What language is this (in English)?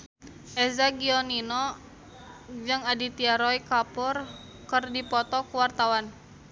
Sundanese